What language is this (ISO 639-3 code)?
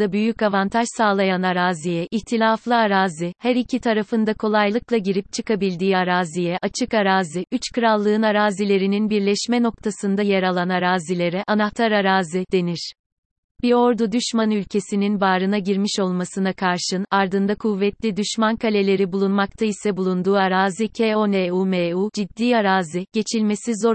tur